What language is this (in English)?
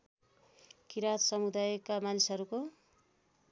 Nepali